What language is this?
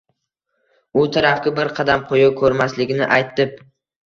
Uzbek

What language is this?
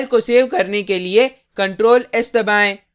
Hindi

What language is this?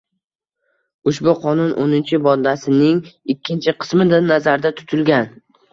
Uzbek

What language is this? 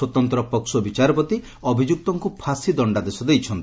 Odia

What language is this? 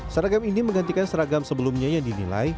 Indonesian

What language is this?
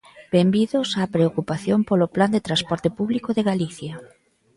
Galician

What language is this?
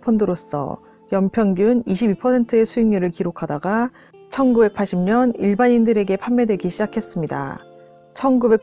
Korean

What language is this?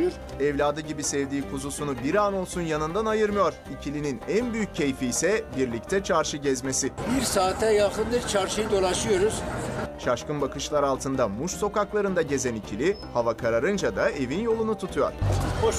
Turkish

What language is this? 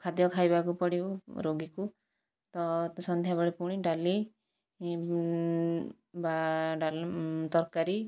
Odia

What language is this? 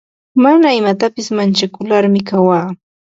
Ambo-Pasco Quechua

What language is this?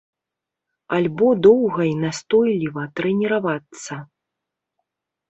Belarusian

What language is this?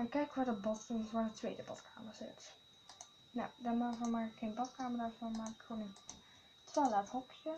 Dutch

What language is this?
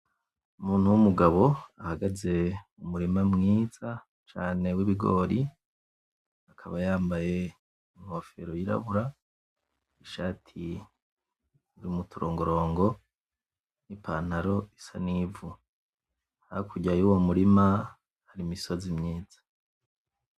Rundi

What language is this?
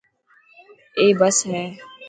Dhatki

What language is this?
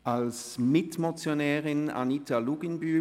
Swiss German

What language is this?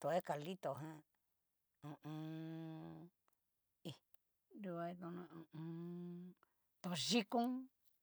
Cacaloxtepec Mixtec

